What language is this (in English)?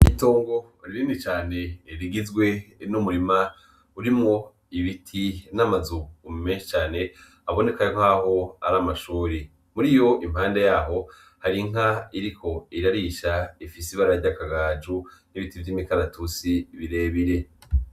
Rundi